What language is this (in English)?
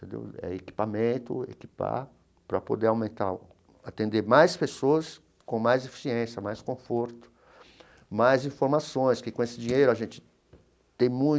Portuguese